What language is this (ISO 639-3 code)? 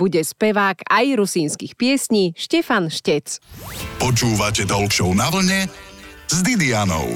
slk